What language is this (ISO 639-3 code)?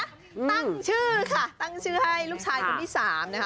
tha